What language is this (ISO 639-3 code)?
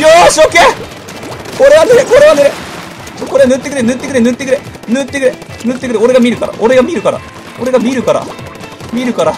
jpn